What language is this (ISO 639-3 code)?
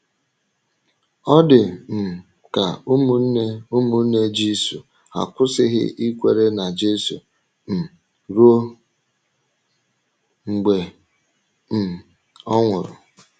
ibo